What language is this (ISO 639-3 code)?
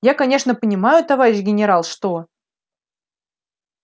rus